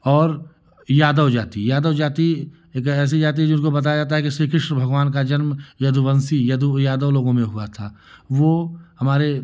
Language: Hindi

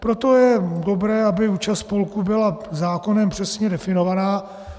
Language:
Czech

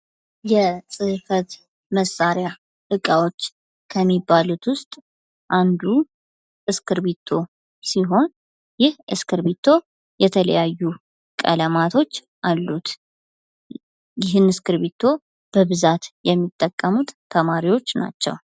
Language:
Amharic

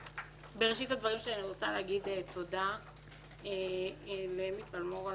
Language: Hebrew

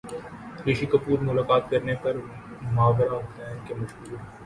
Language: Urdu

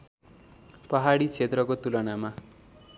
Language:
Nepali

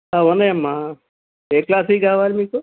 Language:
Telugu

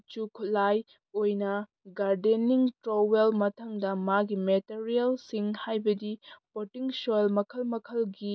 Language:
Manipuri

